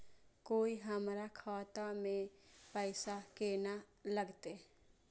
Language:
Maithili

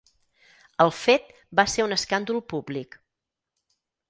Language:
Catalan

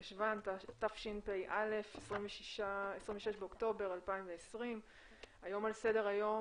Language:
Hebrew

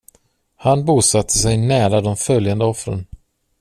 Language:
Swedish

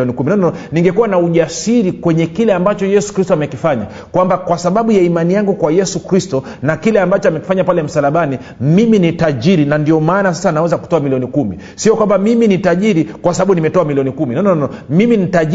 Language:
Swahili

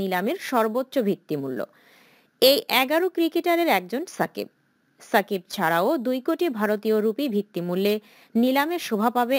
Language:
Bangla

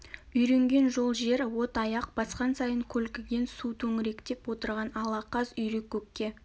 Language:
Kazakh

